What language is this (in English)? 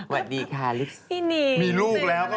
Thai